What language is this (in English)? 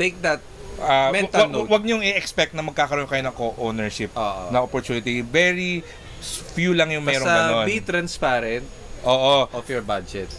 Filipino